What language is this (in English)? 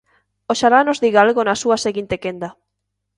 Galician